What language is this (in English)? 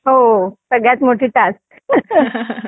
Marathi